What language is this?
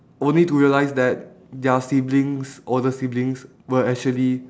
English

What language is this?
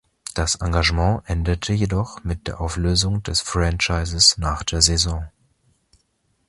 German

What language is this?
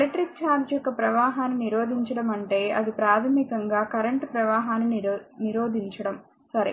Telugu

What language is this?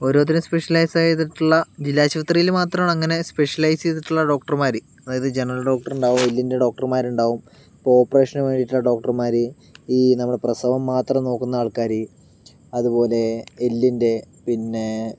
Malayalam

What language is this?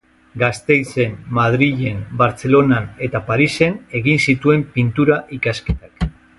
Basque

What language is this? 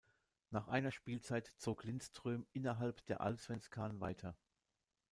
German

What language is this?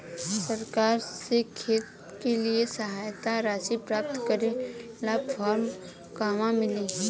Bhojpuri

